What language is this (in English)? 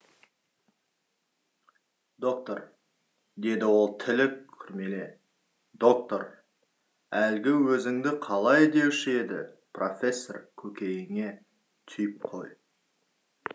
Kazakh